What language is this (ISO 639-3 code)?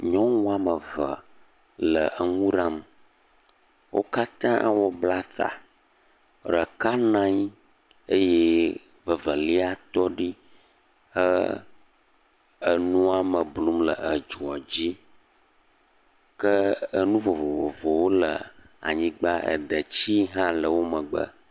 ewe